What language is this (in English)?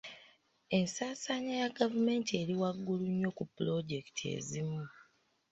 Ganda